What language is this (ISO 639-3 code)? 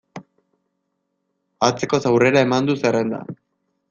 eus